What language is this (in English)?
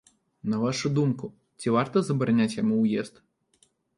Belarusian